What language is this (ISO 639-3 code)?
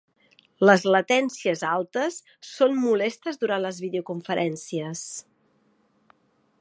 cat